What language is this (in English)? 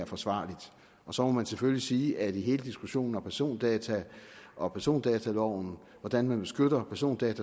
Danish